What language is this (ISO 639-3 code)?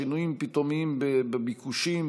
heb